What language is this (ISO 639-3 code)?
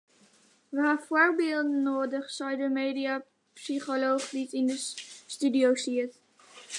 fry